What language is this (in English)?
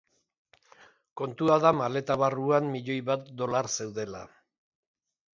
Basque